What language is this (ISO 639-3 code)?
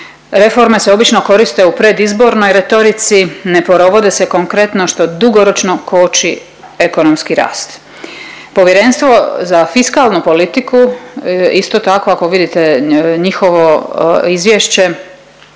hrv